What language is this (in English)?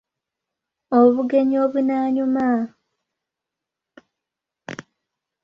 Ganda